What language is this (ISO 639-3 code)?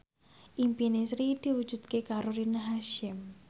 jav